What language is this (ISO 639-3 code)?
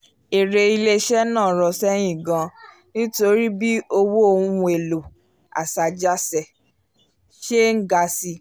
yor